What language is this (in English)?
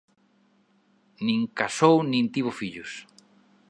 Galician